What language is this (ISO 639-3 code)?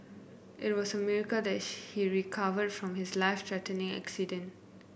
eng